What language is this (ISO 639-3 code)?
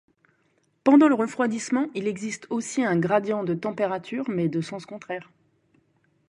fra